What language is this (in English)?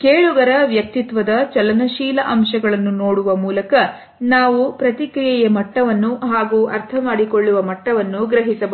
Kannada